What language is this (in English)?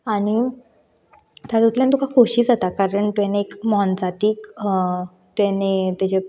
Konkani